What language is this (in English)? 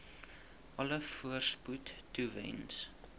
Afrikaans